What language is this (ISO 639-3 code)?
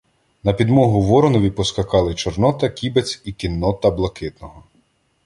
ukr